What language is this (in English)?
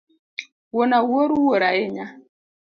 Luo (Kenya and Tanzania)